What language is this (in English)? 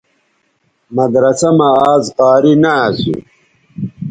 Bateri